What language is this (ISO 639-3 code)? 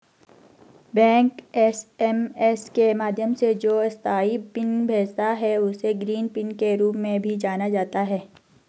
hin